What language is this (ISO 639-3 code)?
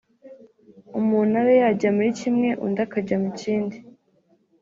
kin